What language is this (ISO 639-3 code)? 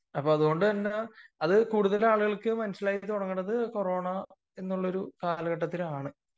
mal